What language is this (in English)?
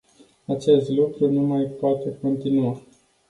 Romanian